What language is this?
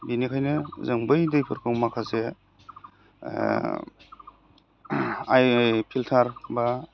Bodo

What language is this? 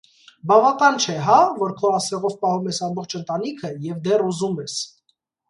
Armenian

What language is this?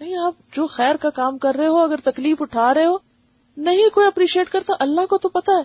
Urdu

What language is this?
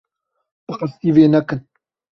Kurdish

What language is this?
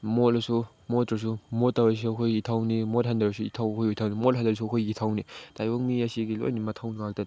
Manipuri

